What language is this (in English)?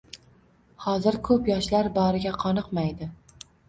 Uzbek